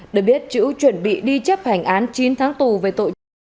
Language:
Vietnamese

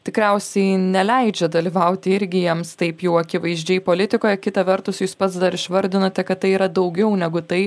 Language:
Lithuanian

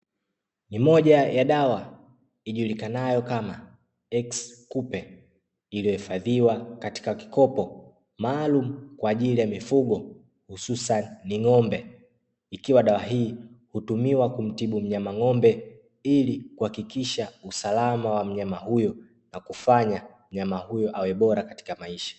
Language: Swahili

